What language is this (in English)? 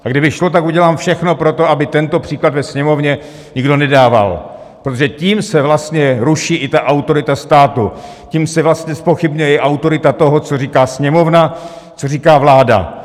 Czech